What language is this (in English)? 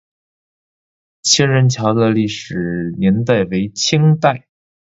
Chinese